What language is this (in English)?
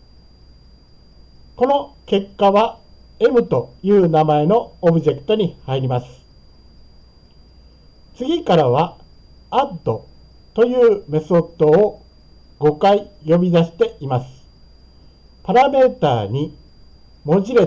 Japanese